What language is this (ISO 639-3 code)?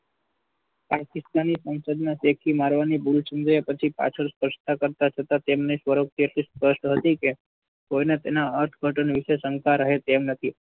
guj